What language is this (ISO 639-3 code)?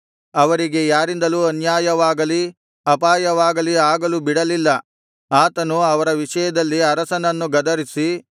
kan